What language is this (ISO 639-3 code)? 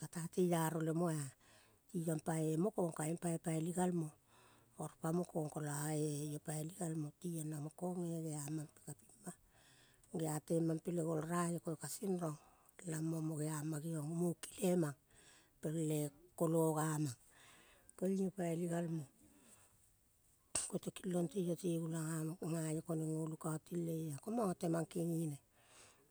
kol